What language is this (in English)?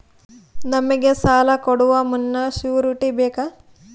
Kannada